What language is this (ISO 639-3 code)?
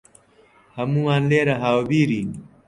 ckb